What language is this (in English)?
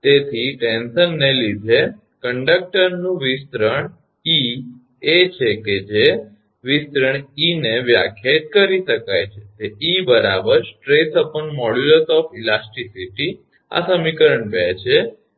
Gujarati